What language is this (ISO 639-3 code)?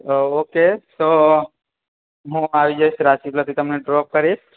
guj